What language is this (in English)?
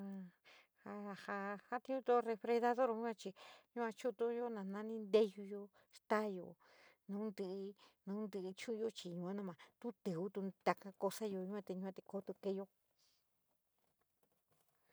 San Miguel El Grande Mixtec